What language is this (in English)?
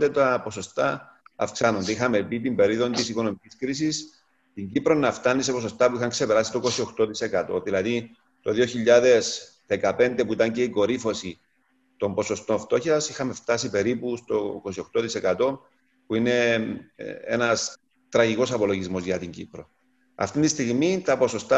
Greek